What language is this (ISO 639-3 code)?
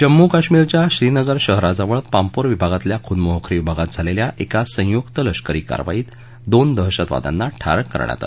mar